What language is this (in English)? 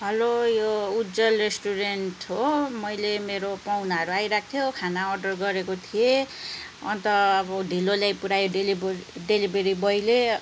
Nepali